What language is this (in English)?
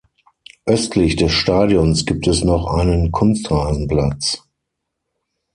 German